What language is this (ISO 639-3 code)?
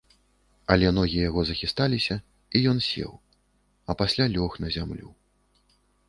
bel